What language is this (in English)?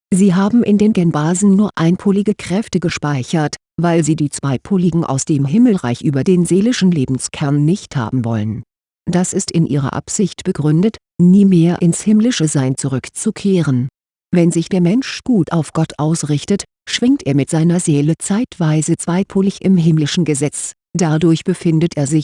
German